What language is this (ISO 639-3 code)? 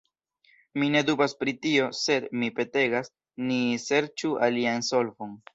epo